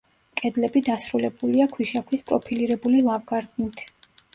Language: Georgian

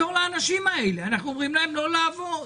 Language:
Hebrew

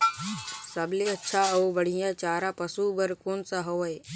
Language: Chhattisgarhi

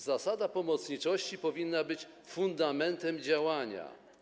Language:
Polish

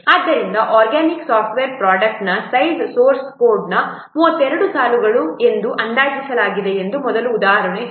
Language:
Kannada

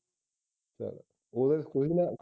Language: Punjabi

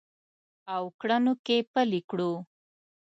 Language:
Pashto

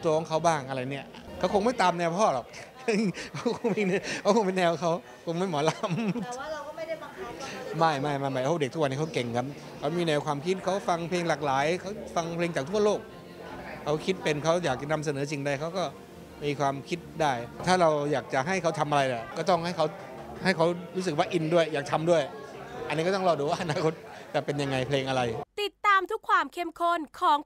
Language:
Thai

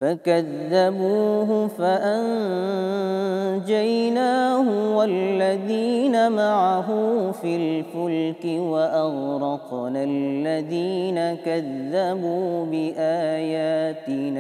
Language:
Arabic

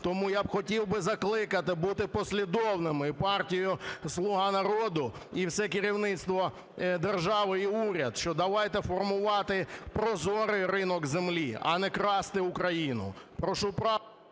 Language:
Ukrainian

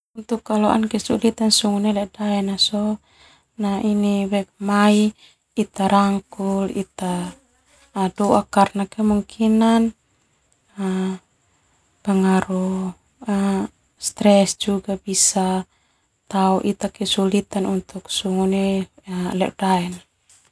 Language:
Termanu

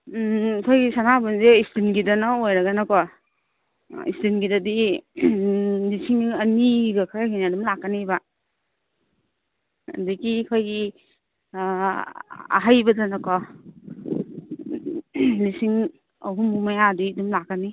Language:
Manipuri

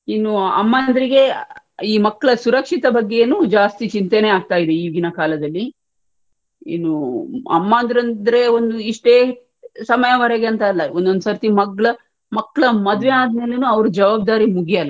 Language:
Kannada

